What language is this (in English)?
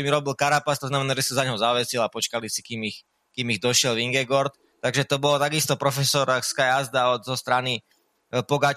Slovak